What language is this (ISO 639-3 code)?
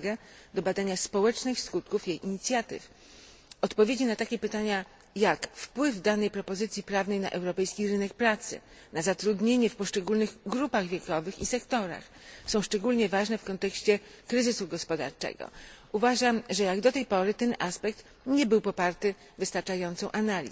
pol